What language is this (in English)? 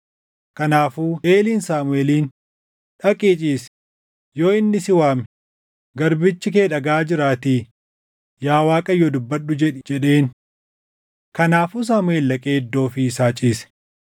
Oromo